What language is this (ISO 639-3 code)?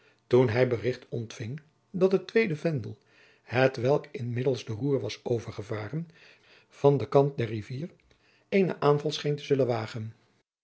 nld